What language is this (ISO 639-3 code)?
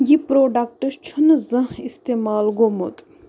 kas